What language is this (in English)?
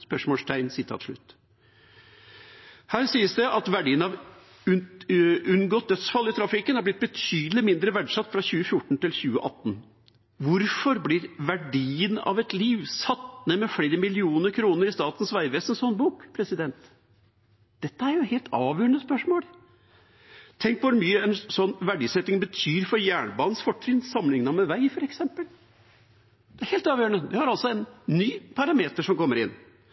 Norwegian Bokmål